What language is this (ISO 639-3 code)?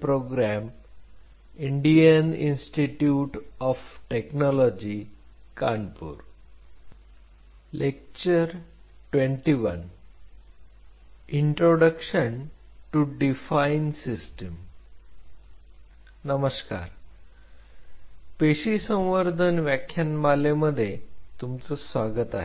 mar